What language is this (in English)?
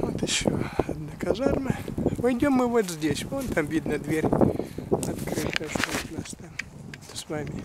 Russian